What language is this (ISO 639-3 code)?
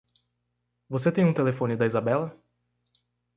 por